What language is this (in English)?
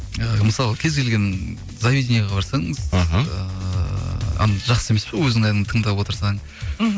Kazakh